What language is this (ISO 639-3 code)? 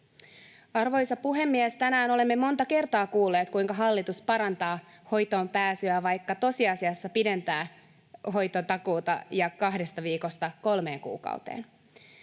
fin